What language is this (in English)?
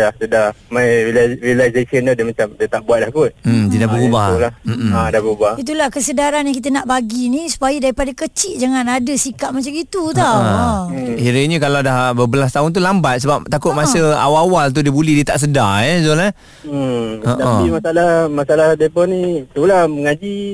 Malay